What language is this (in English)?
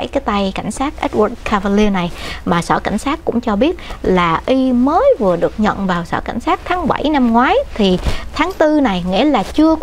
Vietnamese